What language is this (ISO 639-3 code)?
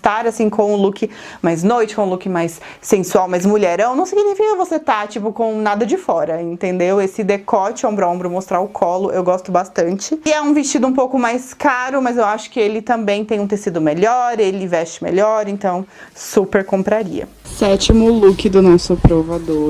por